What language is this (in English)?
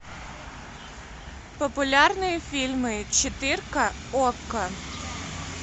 Russian